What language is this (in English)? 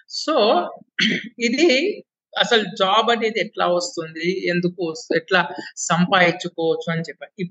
Telugu